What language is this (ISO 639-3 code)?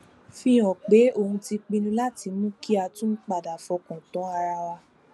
yor